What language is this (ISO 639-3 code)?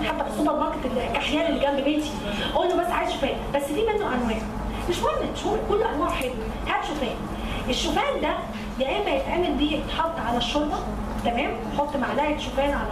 ara